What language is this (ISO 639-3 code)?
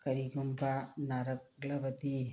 mni